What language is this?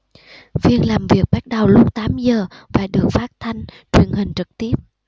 Vietnamese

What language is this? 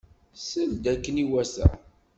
Kabyle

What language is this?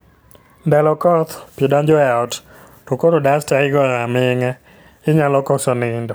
Luo (Kenya and Tanzania)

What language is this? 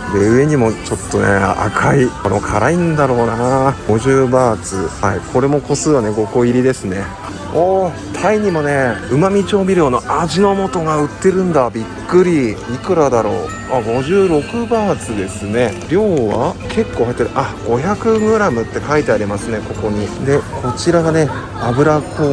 Japanese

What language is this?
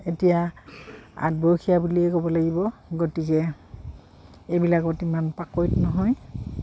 Assamese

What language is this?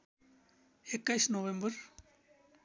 Nepali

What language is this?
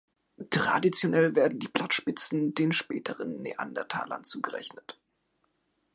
German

